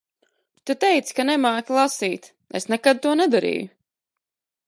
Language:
Latvian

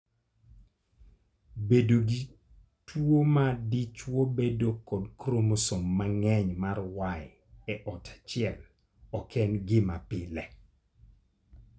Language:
Luo (Kenya and Tanzania)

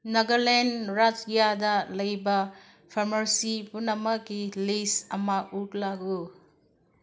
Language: Manipuri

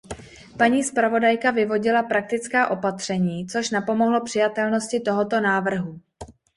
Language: Czech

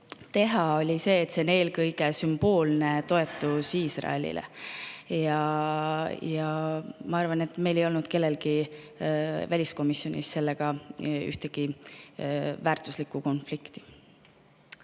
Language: Estonian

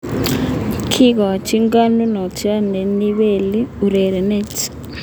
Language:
Kalenjin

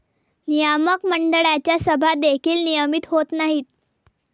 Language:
Marathi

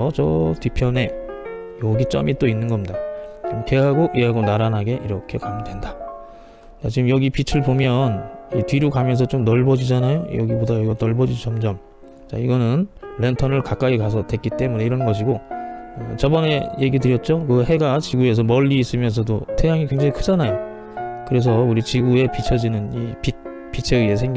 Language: Korean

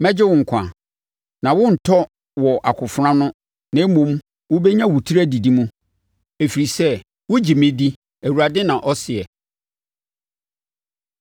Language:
Akan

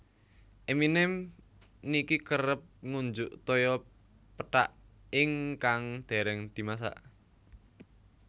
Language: Javanese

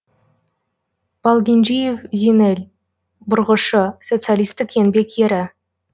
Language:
Kazakh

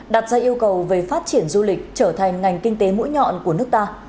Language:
Vietnamese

